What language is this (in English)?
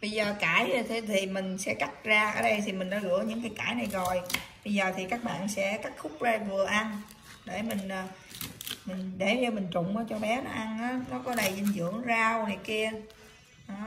Vietnamese